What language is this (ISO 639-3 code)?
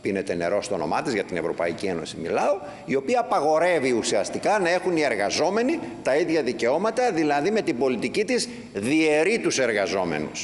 ell